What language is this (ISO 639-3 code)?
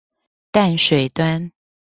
zho